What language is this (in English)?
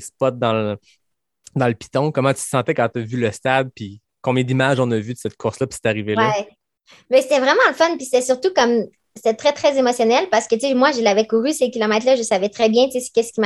French